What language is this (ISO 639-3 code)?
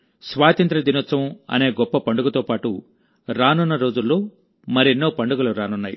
tel